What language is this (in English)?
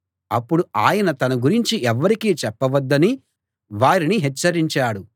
Telugu